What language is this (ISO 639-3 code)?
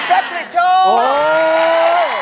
tha